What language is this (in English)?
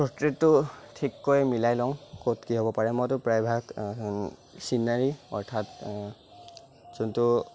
Assamese